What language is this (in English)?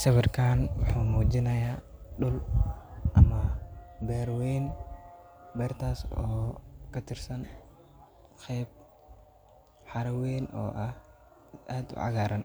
Somali